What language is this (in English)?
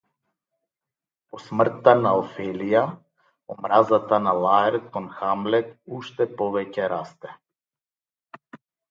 Macedonian